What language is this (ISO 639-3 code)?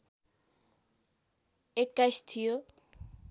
nep